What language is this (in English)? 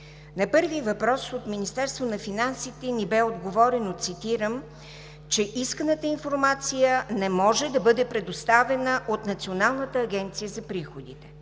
Bulgarian